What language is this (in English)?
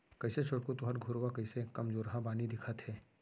Chhattisgarhi